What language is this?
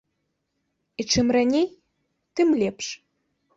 Belarusian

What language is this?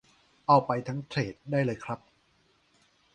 Thai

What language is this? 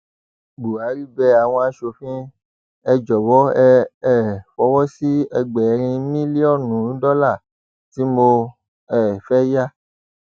Yoruba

